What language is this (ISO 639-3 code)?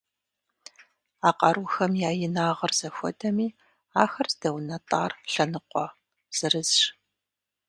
kbd